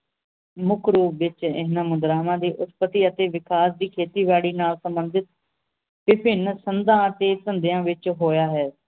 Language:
Punjabi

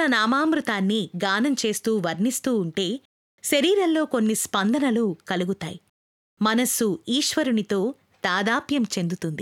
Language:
Telugu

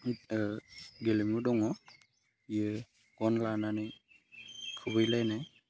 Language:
Bodo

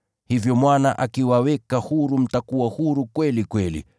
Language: Swahili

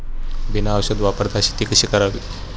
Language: Marathi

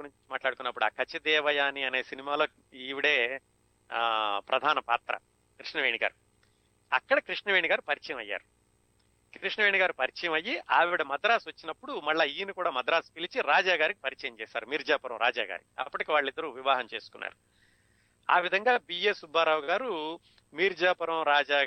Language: Telugu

